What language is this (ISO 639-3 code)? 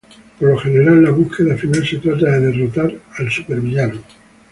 spa